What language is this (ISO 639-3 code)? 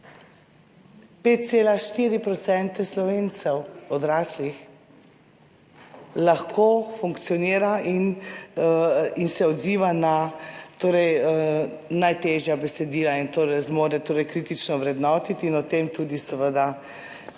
slv